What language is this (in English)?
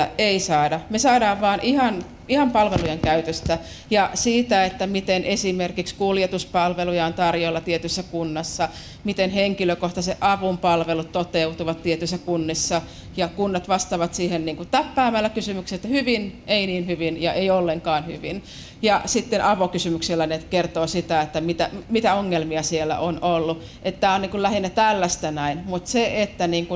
Finnish